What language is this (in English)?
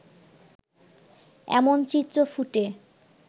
Bangla